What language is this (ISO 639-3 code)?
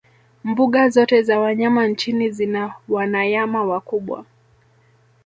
swa